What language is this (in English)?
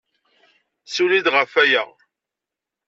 Kabyle